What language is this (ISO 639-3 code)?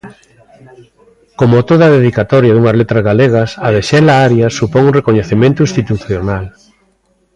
glg